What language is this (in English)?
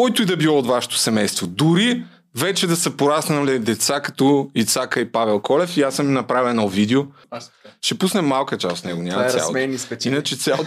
Bulgarian